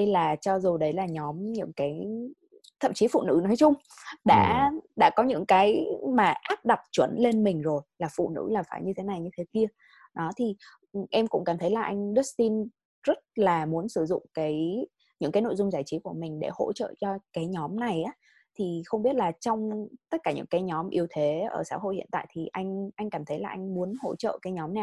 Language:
Vietnamese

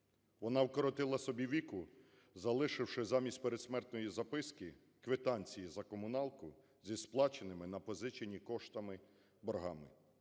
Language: Ukrainian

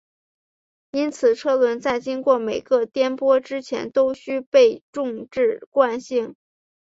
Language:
Chinese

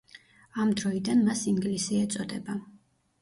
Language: Georgian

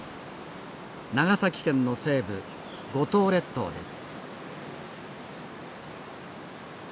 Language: Japanese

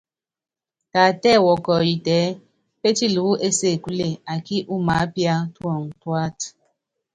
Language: Yangben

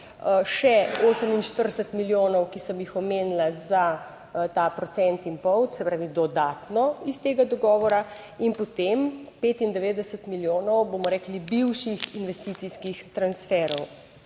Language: Slovenian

